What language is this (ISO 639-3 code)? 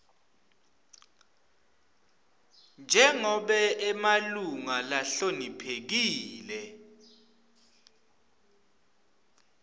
ssw